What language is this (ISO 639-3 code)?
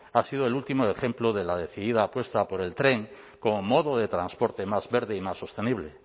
spa